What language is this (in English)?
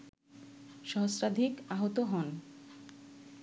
Bangla